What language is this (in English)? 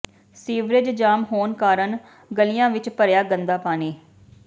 Punjabi